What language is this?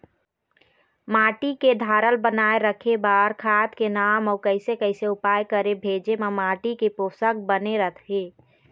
Chhattisgarhi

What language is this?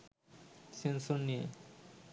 Bangla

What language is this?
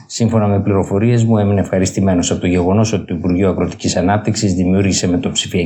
Greek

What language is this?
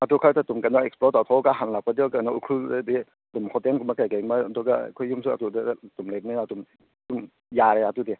Manipuri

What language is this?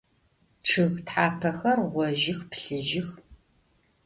Adyghe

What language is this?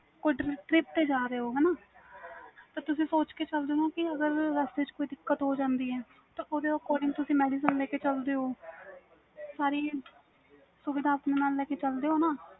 Punjabi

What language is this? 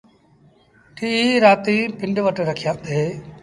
Sindhi Bhil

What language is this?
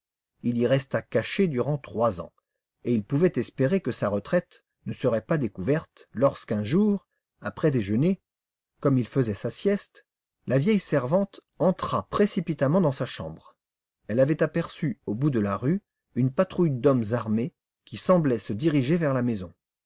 French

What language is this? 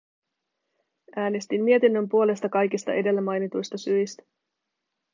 Finnish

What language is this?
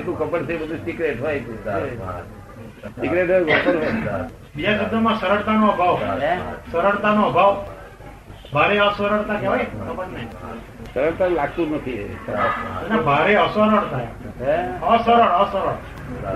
Gujarati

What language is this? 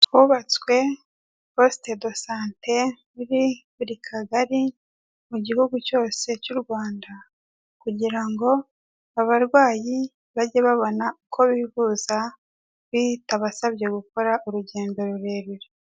Kinyarwanda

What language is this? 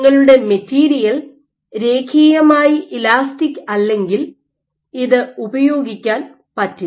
Malayalam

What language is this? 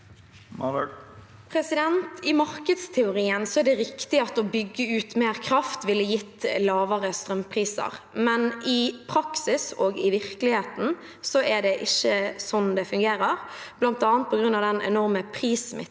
Norwegian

